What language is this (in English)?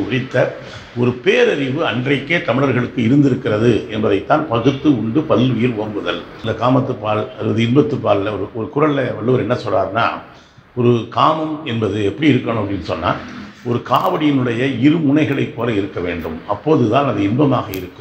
Turkish